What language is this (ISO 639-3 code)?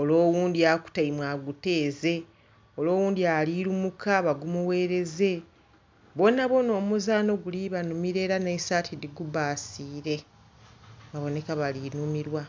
xog